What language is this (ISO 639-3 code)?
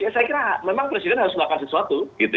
ind